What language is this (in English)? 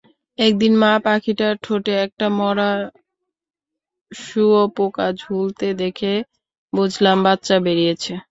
Bangla